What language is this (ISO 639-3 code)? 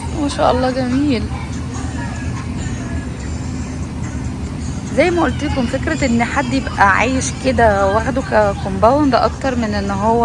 ara